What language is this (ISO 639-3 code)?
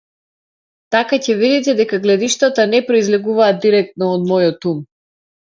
mkd